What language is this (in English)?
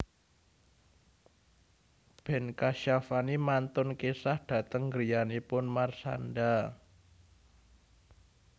Javanese